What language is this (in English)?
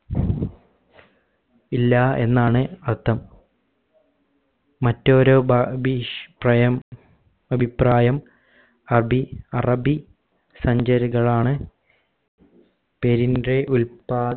Malayalam